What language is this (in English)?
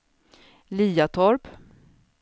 Swedish